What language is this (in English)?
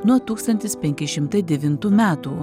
Lithuanian